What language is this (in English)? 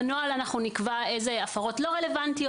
Hebrew